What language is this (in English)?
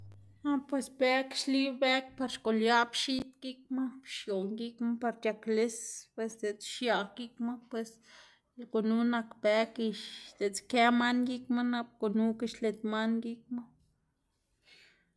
Xanaguía Zapotec